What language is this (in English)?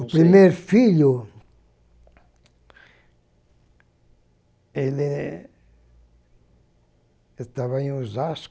Portuguese